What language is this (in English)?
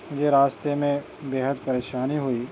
Urdu